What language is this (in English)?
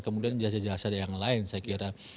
Indonesian